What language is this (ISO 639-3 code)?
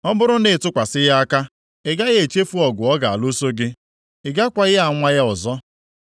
ibo